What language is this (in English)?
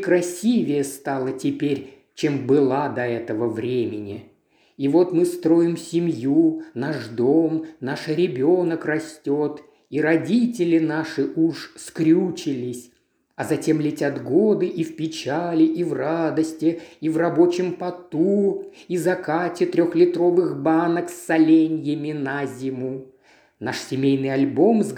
Russian